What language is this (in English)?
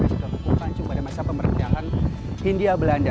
Indonesian